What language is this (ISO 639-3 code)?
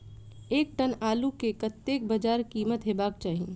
mai